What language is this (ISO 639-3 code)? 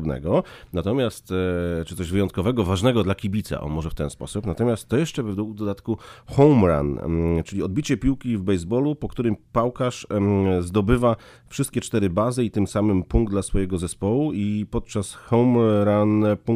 pol